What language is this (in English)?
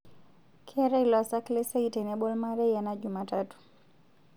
Masai